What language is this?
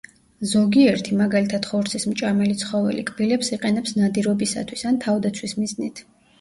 Georgian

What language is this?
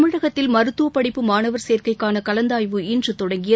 Tamil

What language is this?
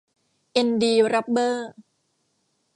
Thai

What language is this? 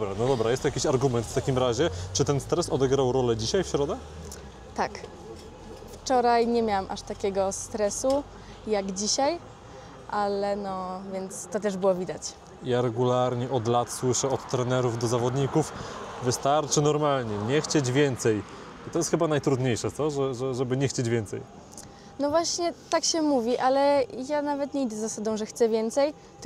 Polish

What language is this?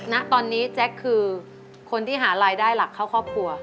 Thai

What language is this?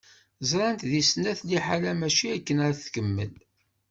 Kabyle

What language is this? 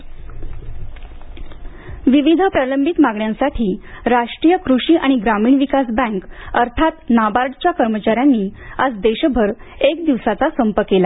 Marathi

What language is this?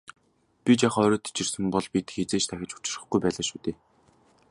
Mongolian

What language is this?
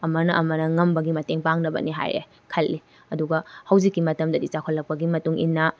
Manipuri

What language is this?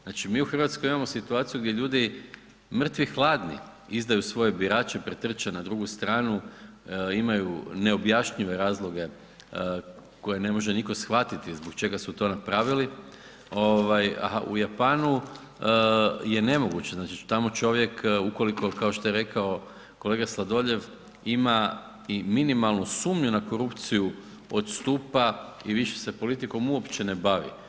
Croatian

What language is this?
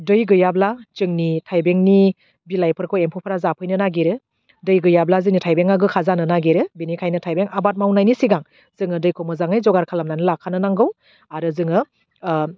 Bodo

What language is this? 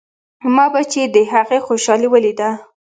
Pashto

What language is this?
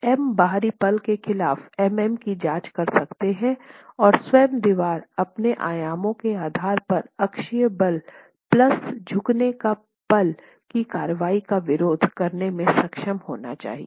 Hindi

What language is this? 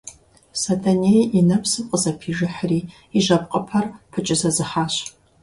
Kabardian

